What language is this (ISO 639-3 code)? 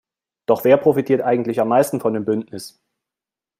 deu